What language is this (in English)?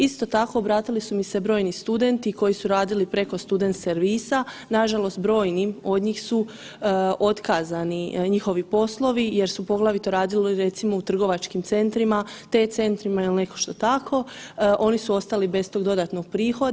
Croatian